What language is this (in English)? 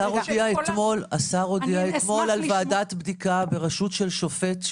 Hebrew